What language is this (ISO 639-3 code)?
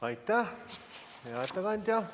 est